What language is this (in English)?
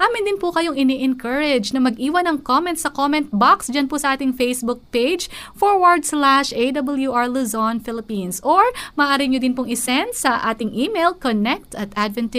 Filipino